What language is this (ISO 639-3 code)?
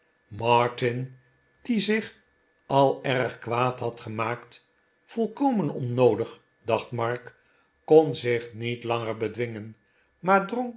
nld